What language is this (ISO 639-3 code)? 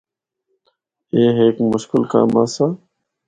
hno